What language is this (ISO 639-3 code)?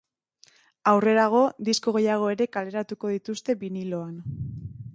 eus